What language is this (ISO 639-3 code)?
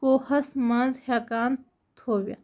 kas